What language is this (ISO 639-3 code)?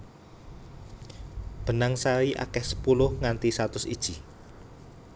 jav